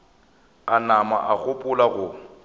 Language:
Northern Sotho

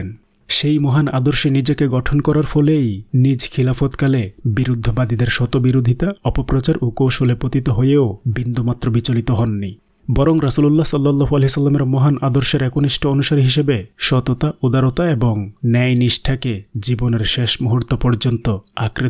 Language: Indonesian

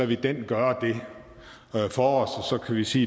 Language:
Danish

